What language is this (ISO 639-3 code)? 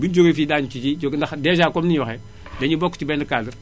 wol